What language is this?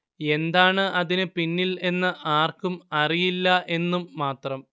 Malayalam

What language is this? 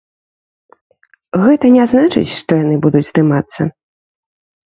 Belarusian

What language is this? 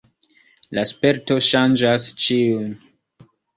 Esperanto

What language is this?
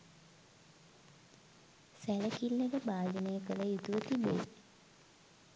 Sinhala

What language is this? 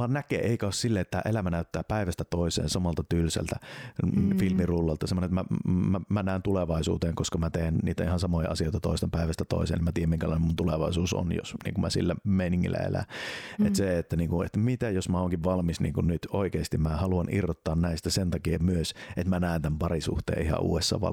Finnish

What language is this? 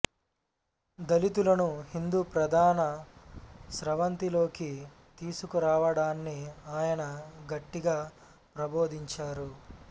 Telugu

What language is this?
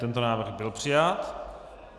Czech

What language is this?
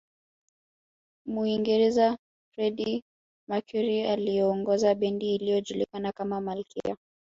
Swahili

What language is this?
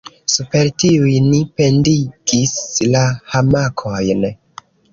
Esperanto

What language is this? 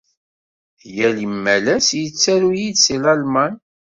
Kabyle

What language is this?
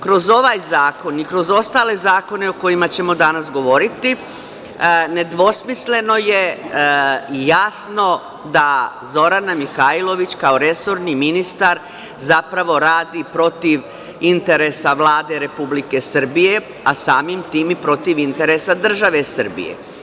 Serbian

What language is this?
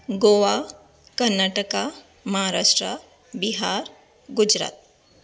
Konkani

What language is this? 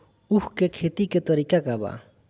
Bhojpuri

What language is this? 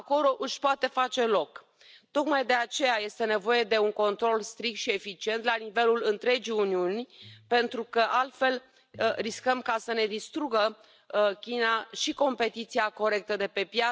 Romanian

